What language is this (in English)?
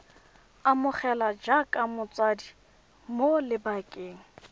Tswana